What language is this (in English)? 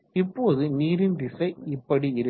Tamil